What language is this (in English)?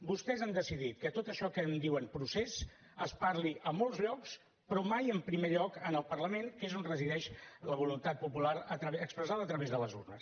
Catalan